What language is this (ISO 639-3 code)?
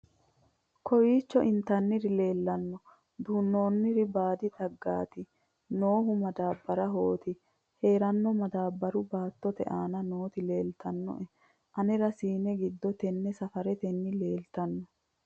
sid